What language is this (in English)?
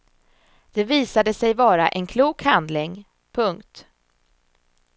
Swedish